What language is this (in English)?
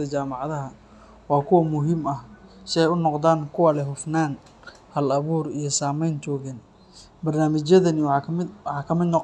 Somali